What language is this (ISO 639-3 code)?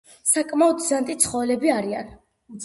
kat